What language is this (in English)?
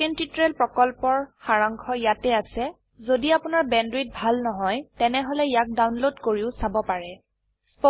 Assamese